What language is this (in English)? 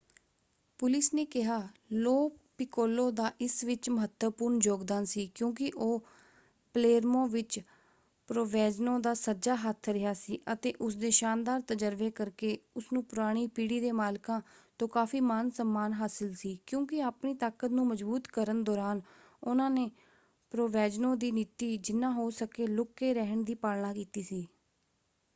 Punjabi